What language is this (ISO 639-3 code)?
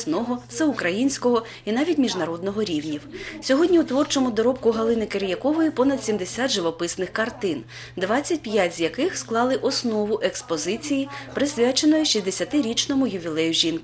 ukr